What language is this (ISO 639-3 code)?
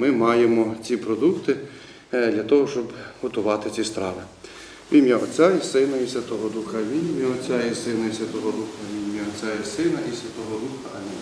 ukr